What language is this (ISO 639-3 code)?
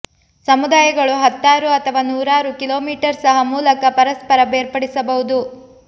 kan